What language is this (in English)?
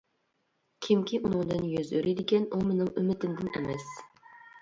Uyghur